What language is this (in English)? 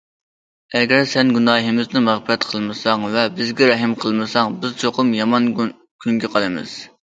Uyghur